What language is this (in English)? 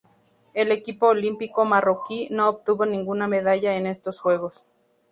Spanish